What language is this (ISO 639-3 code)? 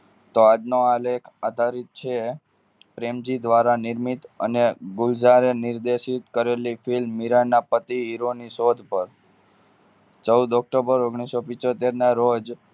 guj